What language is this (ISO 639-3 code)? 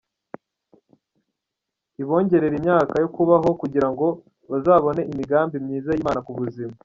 kin